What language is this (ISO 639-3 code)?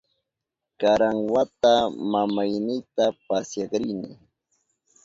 qup